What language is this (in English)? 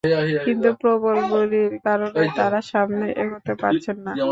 Bangla